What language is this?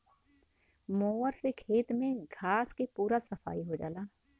Bhojpuri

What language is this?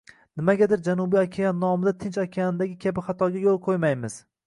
Uzbek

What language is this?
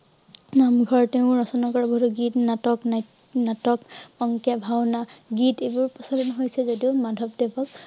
Assamese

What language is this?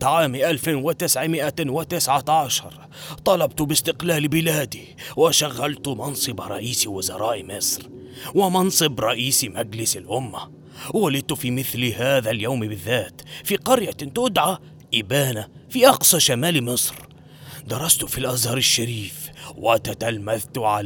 Arabic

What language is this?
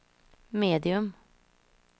Swedish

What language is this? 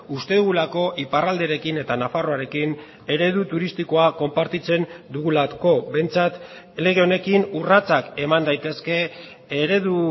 Basque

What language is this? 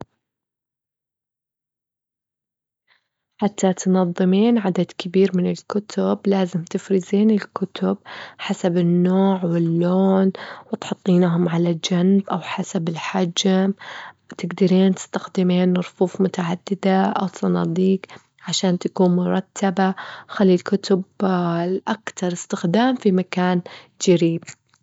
Gulf Arabic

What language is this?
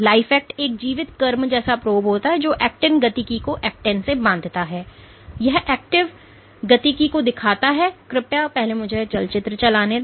Hindi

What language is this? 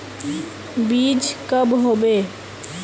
Magahi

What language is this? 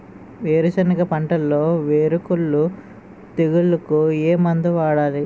Telugu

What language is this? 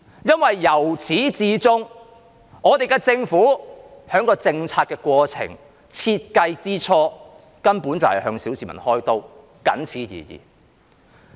Cantonese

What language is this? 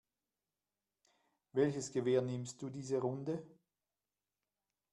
German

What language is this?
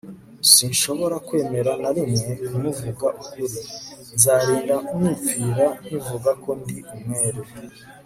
Kinyarwanda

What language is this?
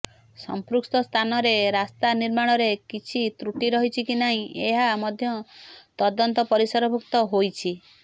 Odia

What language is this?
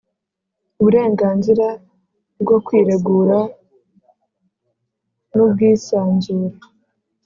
Kinyarwanda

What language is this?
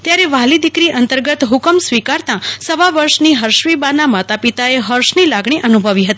Gujarati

